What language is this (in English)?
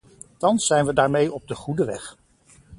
Dutch